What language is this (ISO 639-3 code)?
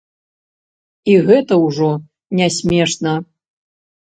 bel